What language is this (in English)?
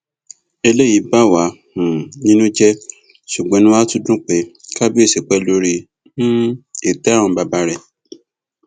Yoruba